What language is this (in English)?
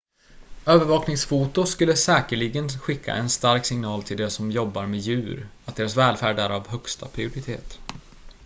Swedish